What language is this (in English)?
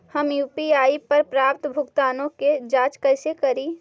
Magahi